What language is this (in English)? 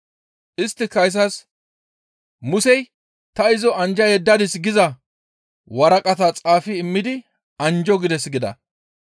Gamo